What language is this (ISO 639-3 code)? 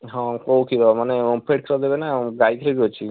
ori